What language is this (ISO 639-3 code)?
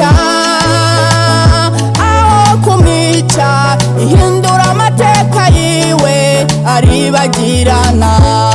tha